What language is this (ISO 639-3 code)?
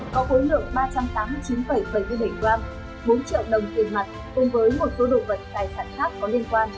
vie